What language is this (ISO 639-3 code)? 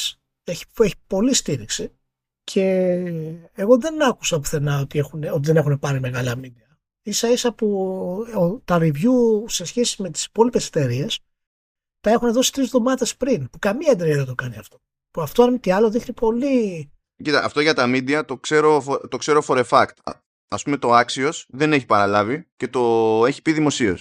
ell